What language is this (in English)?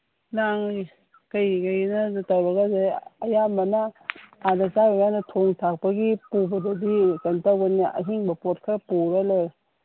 Manipuri